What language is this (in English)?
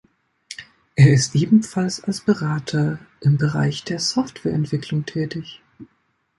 German